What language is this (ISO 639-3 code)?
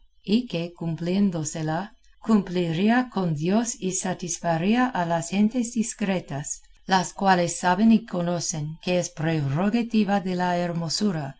spa